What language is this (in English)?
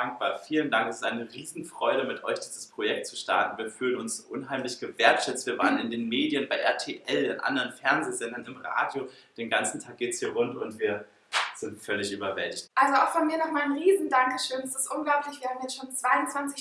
German